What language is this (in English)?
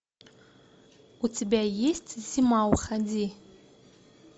Russian